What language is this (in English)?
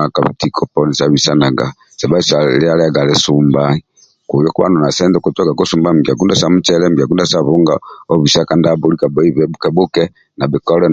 Amba (Uganda)